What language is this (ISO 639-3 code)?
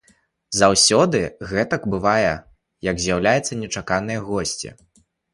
bel